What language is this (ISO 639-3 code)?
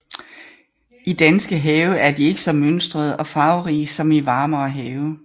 dan